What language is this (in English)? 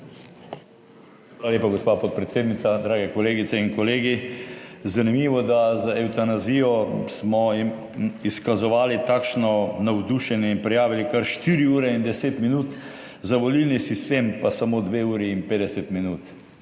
Slovenian